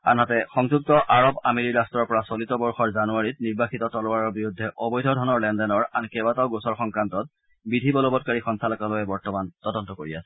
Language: Assamese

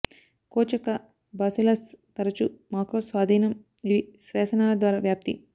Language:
Telugu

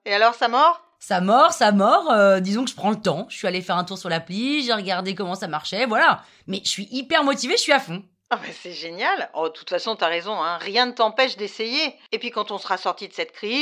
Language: French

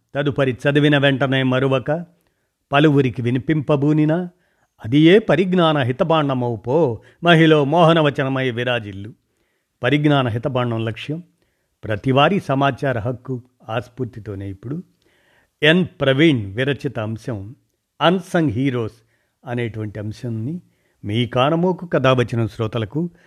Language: Telugu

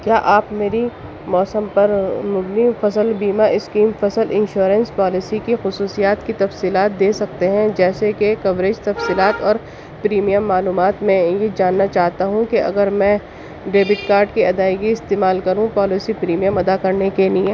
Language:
Urdu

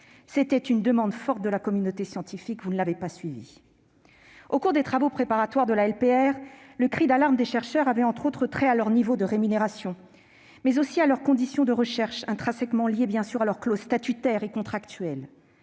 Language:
French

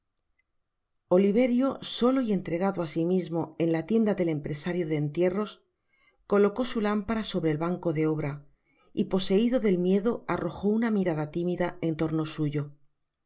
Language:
Spanish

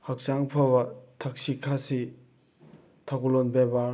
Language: Manipuri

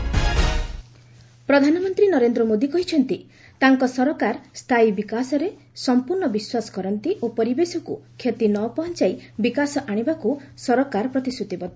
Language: Odia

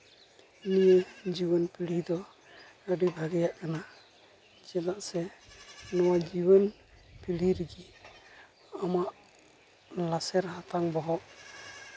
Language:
Santali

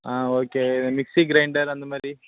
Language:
Tamil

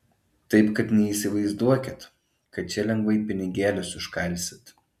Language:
Lithuanian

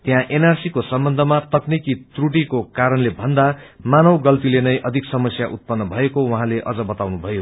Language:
Nepali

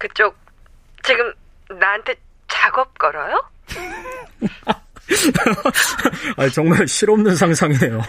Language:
Korean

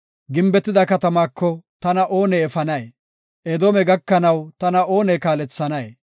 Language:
Gofa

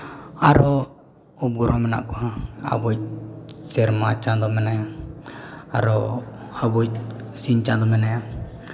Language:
Santali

